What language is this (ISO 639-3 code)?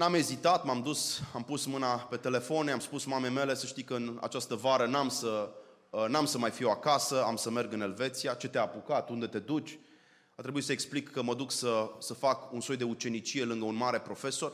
ron